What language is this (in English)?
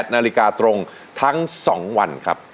Thai